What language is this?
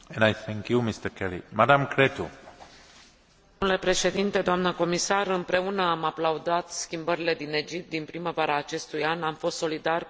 Romanian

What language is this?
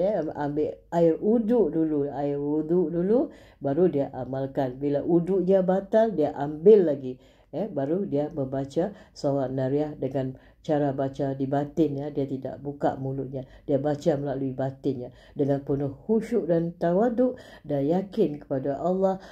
Malay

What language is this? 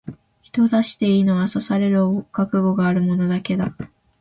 Japanese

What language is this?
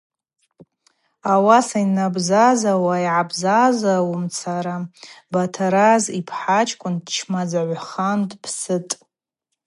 Abaza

